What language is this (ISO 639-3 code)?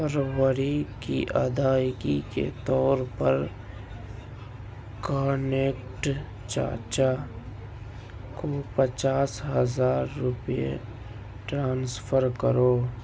urd